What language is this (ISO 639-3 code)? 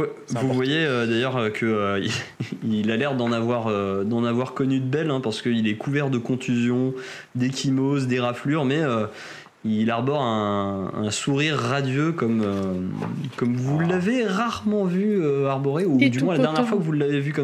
fra